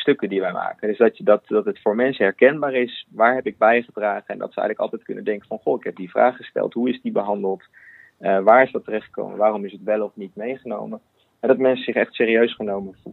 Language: Dutch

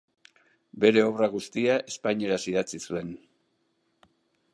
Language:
Basque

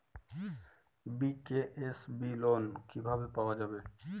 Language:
Bangla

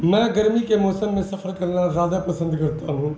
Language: Urdu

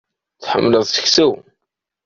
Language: Kabyle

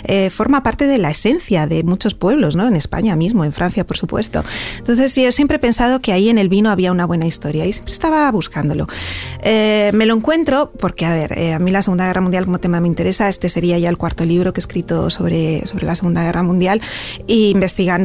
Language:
Spanish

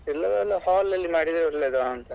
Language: Kannada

